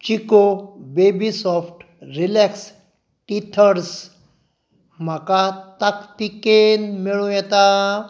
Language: Konkani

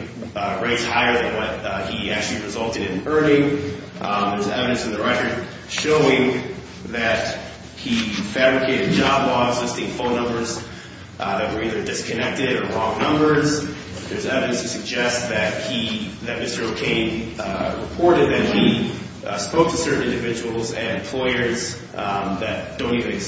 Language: English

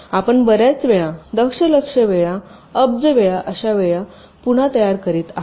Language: Marathi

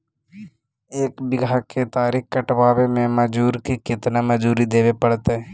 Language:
Magahi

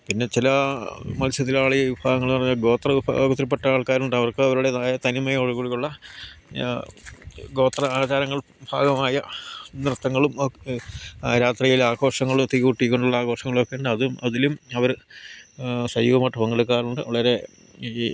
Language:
Malayalam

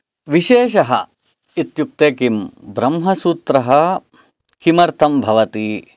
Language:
Sanskrit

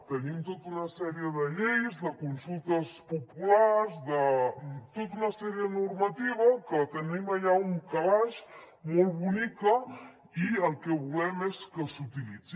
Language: Catalan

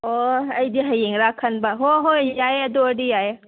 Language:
Manipuri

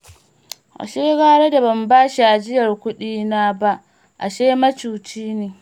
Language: Hausa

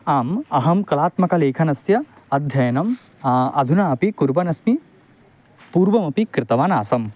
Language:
Sanskrit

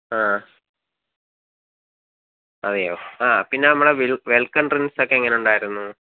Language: Malayalam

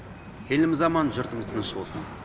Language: Kazakh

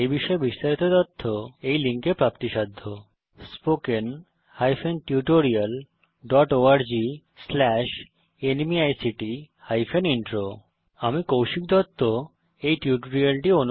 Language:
Bangla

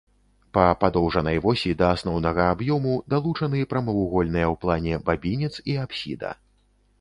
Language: Belarusian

